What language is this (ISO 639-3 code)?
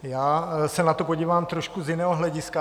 ces